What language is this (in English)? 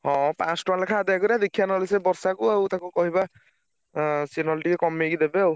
Odia